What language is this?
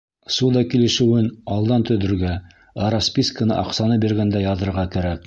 Bashkir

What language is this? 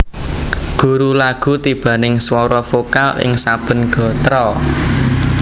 Javanese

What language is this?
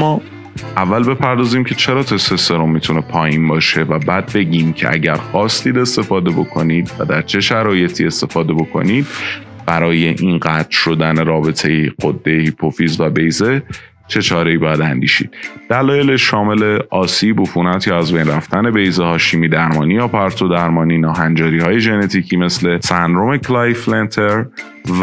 Persian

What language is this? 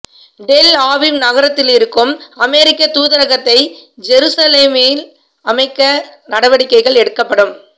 Tamil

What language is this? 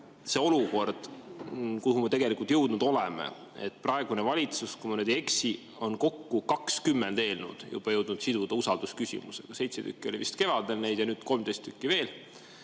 Estonian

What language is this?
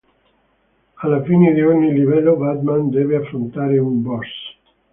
Italian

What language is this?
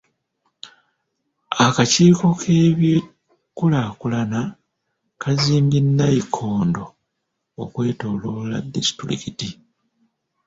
Ganda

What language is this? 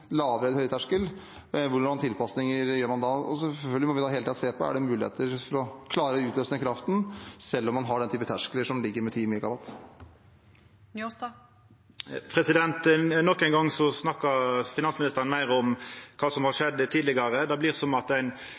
Norwegian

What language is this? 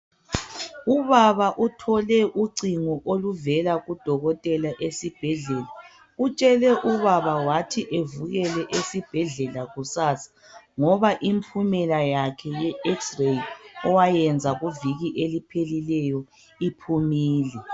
North Ndebele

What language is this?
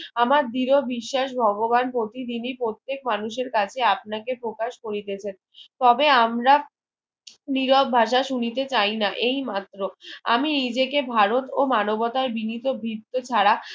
Bangla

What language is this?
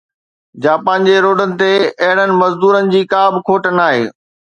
Sindhi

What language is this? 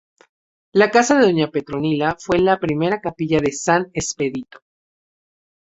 Spanish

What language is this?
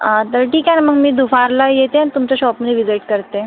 Marathi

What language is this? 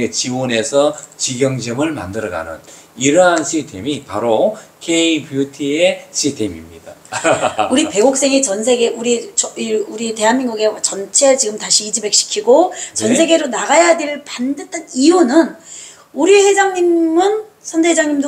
Korean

